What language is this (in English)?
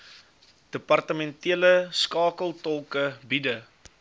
Afrikaans